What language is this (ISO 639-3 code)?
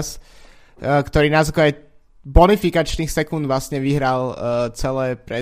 slk